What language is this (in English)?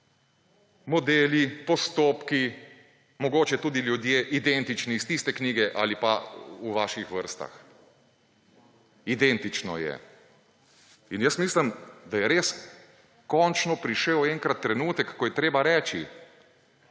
Slovenian